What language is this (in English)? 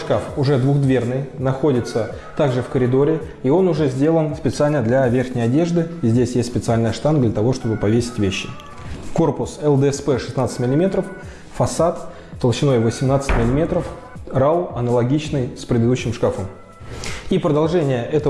Russian